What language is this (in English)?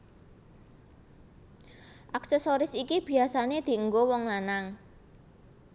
Javanese